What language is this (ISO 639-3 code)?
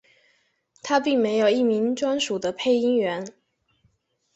zho